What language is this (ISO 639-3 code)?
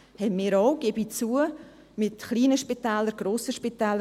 gsw